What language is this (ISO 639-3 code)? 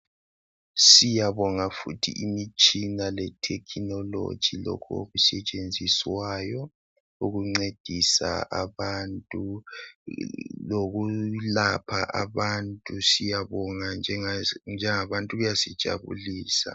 nde